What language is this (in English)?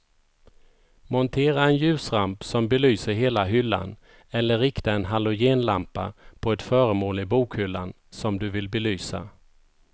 Swedish